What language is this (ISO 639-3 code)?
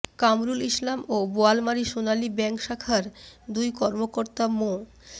ben